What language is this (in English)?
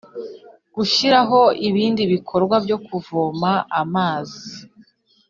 Kinyarwanda